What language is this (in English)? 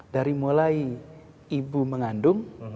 Indonesian